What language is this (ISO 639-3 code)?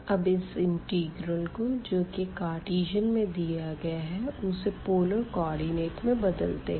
hin